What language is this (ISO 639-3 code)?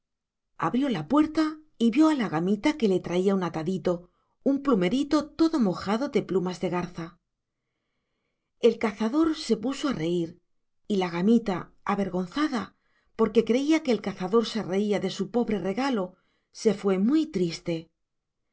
spa